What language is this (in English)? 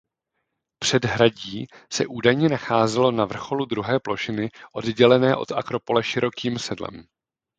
Czech